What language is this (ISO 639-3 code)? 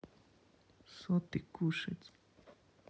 rus